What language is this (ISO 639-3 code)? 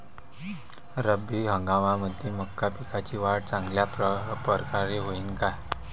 mar